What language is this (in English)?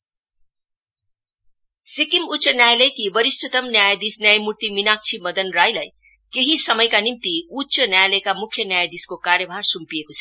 Nepali